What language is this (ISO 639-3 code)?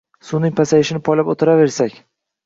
uzb